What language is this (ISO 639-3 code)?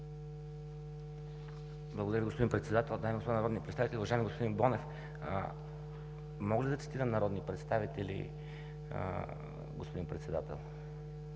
bul